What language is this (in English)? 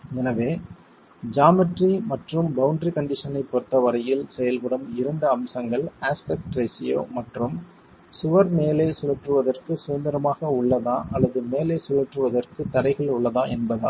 Tamil